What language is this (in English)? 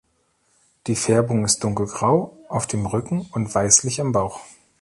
German